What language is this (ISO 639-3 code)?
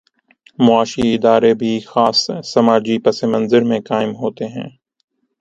urd